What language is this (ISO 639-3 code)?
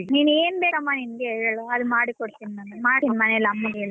kan